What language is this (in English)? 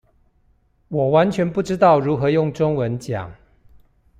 Chinese